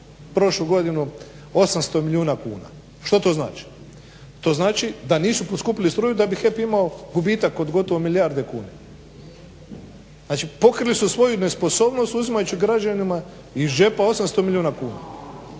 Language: Croatian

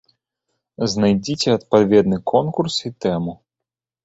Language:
Belarusian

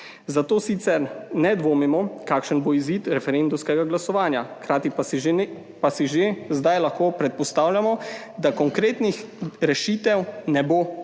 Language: Slovenian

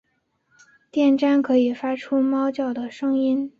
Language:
Chinese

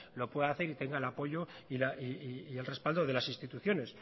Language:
Spanish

